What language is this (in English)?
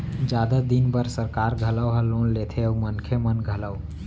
Chhattisgarhi